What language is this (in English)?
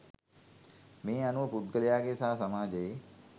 Sinhala